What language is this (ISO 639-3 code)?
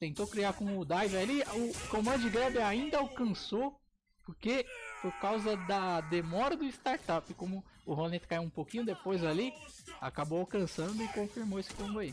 por